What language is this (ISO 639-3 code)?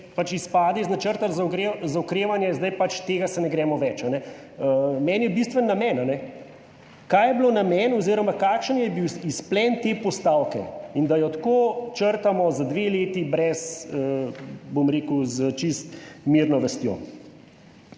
slv